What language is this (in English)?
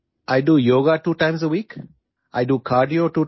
Assamese